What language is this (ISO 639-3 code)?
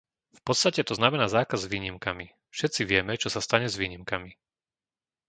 slk